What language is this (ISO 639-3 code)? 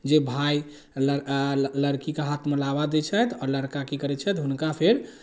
mai